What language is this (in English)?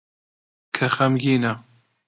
Central Kurdish